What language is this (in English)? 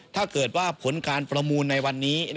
Thai